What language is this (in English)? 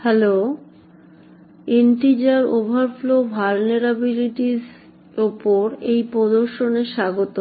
Bangla